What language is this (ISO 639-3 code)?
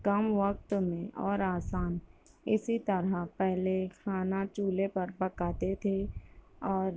urd